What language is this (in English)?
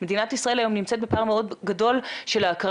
Hebrew